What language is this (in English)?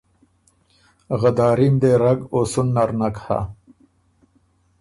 Ormuri